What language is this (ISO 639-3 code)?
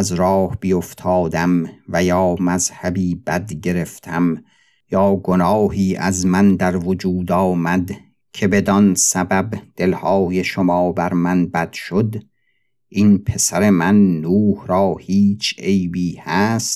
fas